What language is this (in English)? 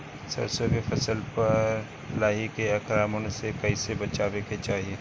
Bhojpuri